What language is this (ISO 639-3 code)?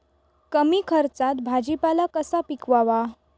mar